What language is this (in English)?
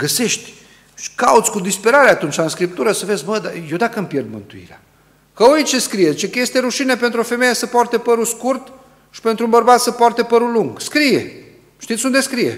Romanian